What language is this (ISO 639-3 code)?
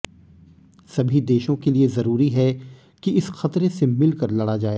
hin